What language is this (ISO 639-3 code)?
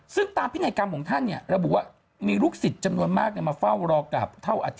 tha